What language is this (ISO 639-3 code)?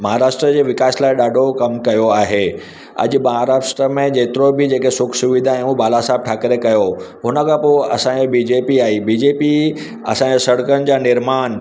snd